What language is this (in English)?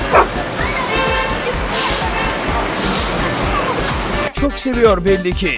Turkish